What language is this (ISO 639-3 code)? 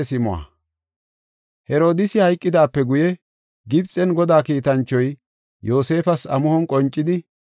gof